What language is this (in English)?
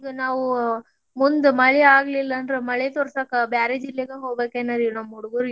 Kannada